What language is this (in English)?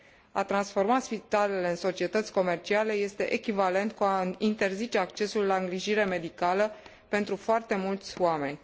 Romanian